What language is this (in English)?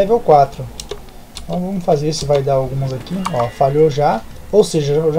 Portuguese